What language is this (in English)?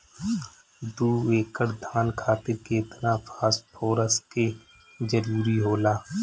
Bhojpuri